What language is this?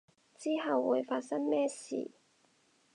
Cantonese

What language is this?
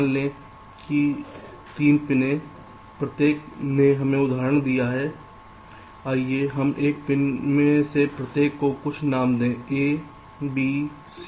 Hindi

